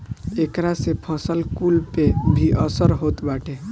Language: Bhojpuri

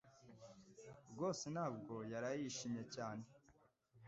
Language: Kinyarwanda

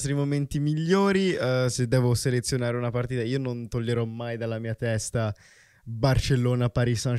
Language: Italian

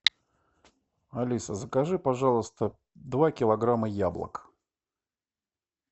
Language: Russian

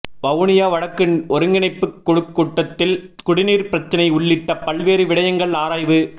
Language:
Tamil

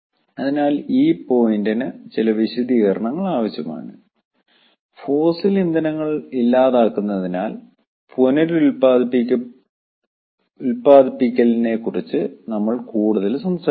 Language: Malayalam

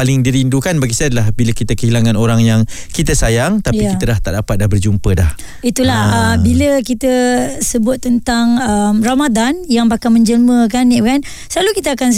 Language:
Malay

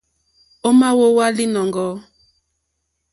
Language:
Mokpwe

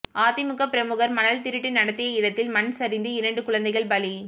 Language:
Tamil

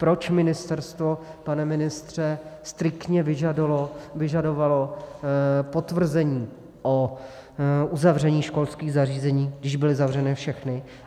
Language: Czech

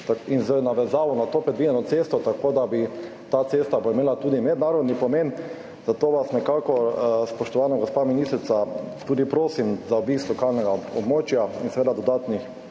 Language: Slovenian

